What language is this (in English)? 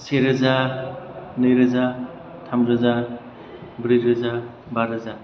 Bodo